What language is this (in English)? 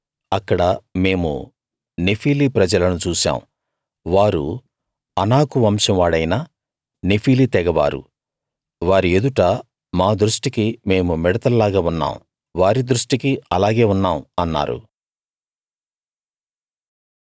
Telugu